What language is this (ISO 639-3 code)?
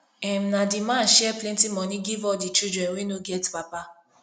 pcm